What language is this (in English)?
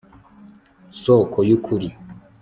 Kinyarwanda